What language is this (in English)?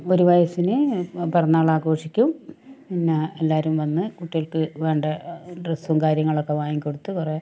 Malayalam